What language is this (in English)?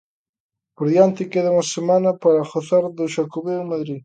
Galician